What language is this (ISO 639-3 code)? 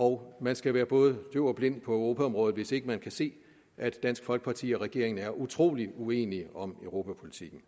dan